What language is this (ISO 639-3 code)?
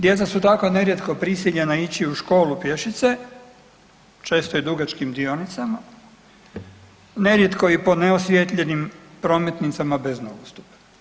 hrv